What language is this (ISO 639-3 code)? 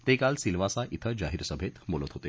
mar